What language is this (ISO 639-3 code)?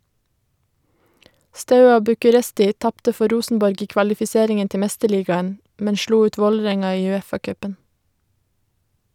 nor